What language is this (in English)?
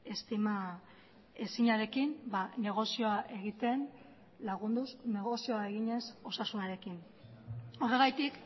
Basque